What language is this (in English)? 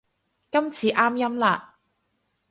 Cantonese